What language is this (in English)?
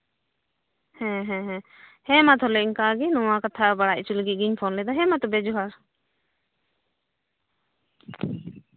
Santali